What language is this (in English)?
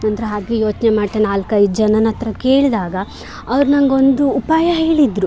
Kannada